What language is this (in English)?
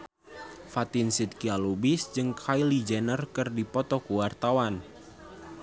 Sundanese